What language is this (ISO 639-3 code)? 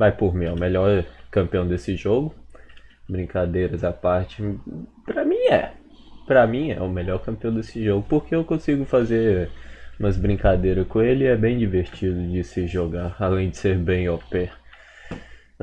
por